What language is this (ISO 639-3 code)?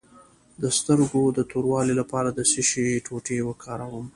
pus